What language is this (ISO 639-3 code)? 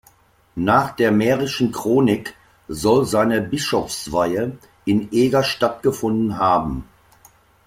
deu